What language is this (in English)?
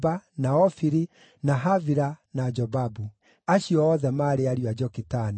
Kikuyu